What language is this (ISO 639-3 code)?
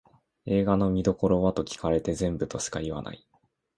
jpn